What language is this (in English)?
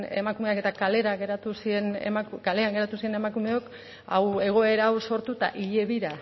Basque